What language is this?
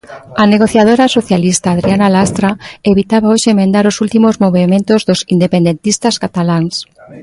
Galician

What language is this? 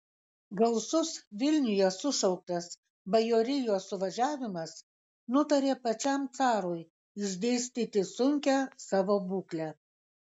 Lithuanian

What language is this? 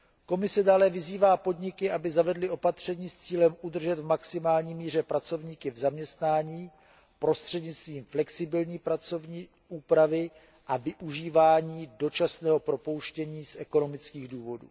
Czech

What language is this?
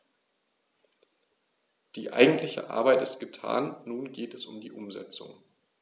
German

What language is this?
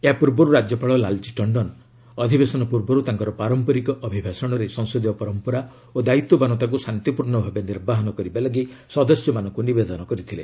Odia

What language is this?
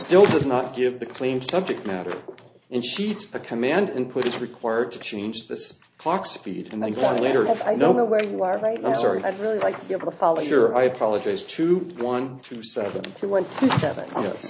English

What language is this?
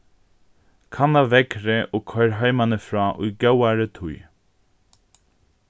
Faroese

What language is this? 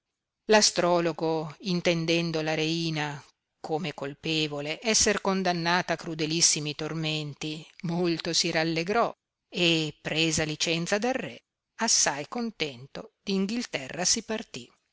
Italian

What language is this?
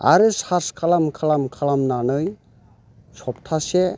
Bodo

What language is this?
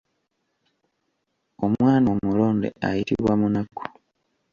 Ganda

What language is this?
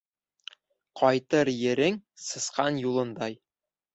Bashkir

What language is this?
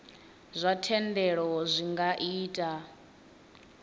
Venda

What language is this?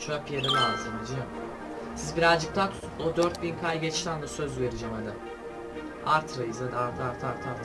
Turkish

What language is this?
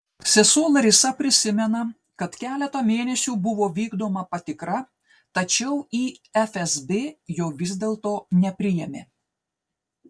Lithuanian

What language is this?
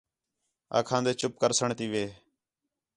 Khetrani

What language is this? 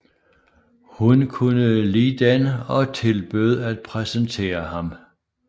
Danish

